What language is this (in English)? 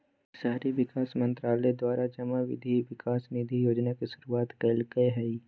Magahi